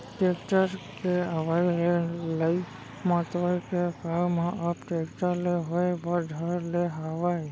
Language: Chhattisgarhi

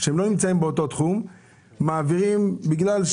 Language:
Hebrew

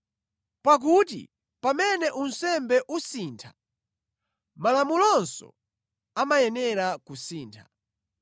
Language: Nyanja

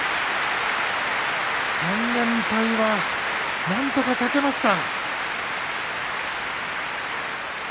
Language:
Japanese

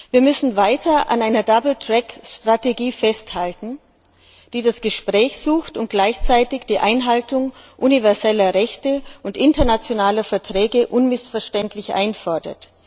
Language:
German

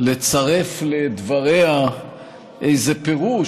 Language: Hebrew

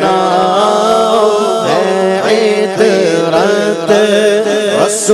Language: Arabic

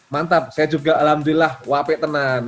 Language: Indonesian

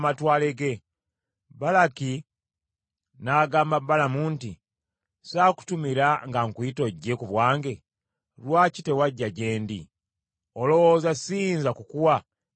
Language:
Ganda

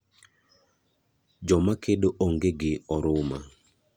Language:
Luo (Kenya and Tanzania)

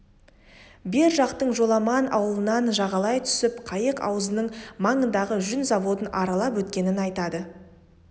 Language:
Kazakh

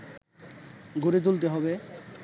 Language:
Bangla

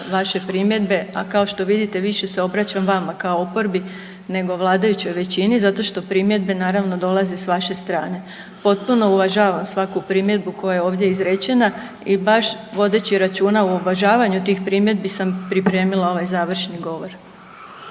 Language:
Croatian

